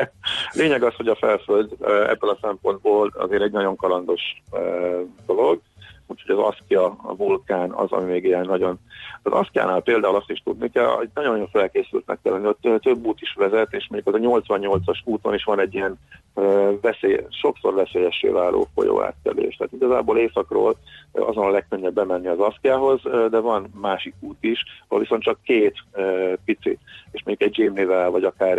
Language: Hungarian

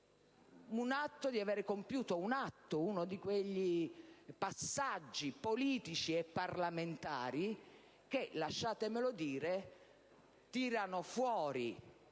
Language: Italian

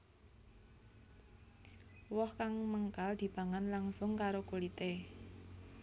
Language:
Javanese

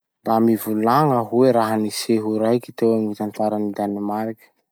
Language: Masikoro Malagasy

